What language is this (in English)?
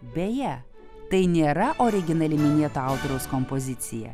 Lithuanian